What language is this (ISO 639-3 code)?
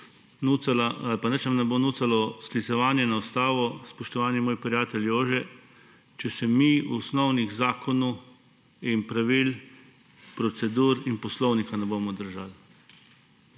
slv